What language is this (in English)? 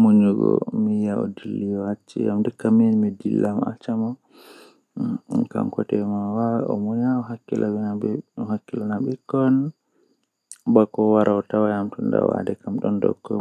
Western Niger Fulfulde